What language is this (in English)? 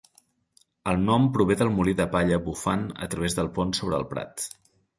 Catalan